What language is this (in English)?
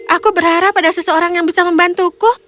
Indonesian